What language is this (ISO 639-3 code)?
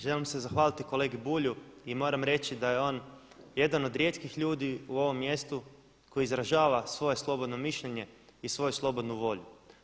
hrv